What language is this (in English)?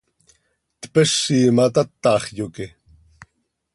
Seri